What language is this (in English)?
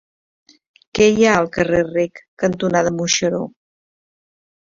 Catalan